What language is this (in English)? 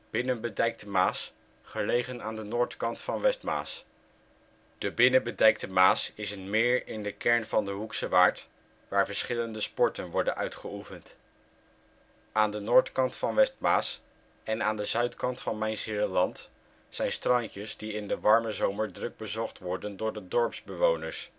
Dutch